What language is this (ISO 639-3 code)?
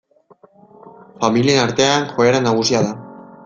eus